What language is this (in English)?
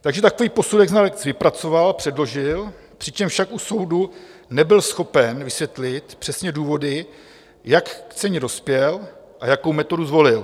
Czech